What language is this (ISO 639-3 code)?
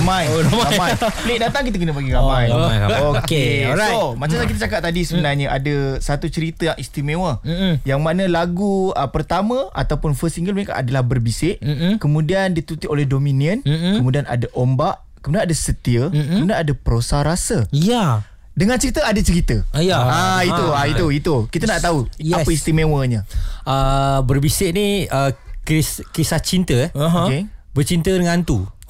msa